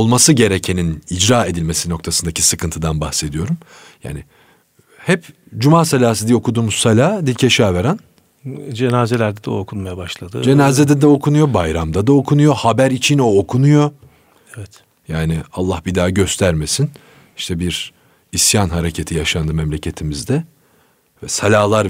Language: Turkish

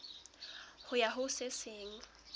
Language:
Southern Sotho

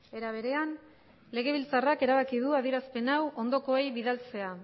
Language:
Basque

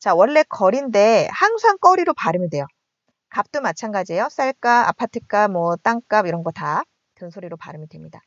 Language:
Korean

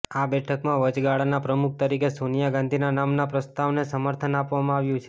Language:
Gujarati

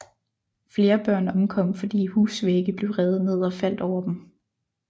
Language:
Danish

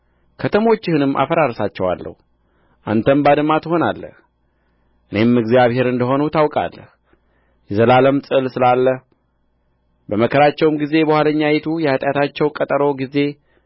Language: Amharic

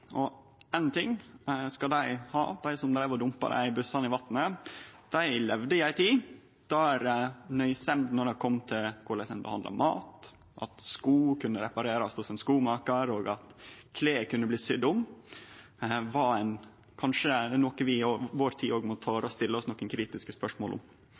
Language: Norwegian Nynorsk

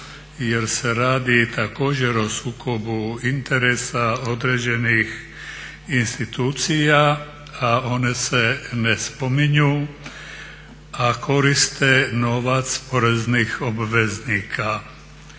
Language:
Croatian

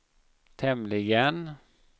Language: Swedish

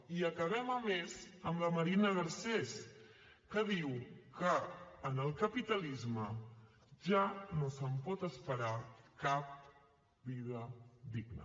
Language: Catalan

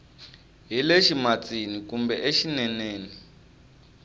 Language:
Tsonga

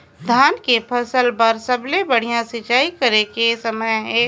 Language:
Chhattisgarhi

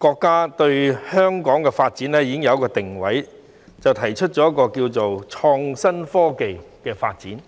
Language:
Cantonese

